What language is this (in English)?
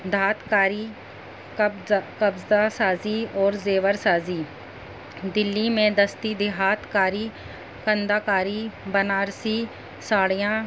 Urdu